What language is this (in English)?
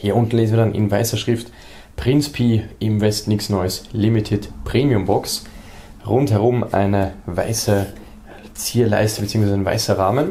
German